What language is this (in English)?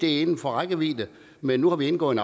Danish